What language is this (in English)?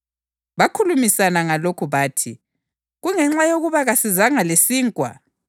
North Ndebele